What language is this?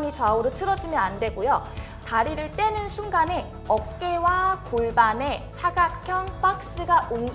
Korean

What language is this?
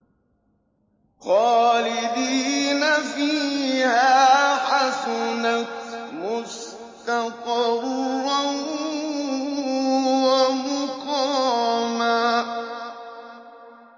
Arabic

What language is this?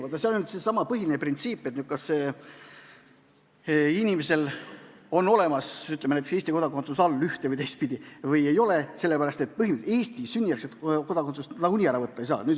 Estonian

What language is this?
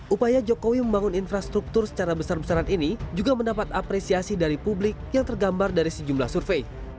Indonesian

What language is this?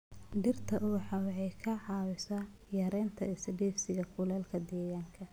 Somali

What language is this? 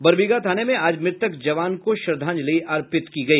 Hindi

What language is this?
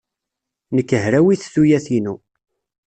Kabyle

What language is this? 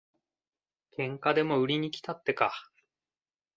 Japanese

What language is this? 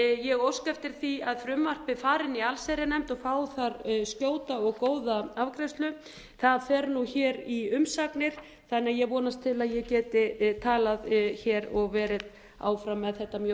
Icelandic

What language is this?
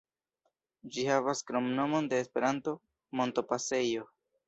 Esperanto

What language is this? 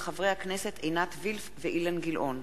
Hebrew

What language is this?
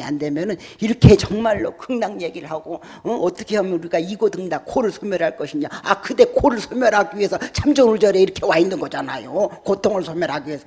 Korean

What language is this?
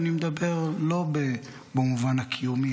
Hebrew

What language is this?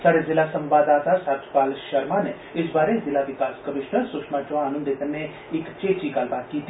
Dogri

